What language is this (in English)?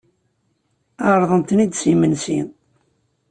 Kabyle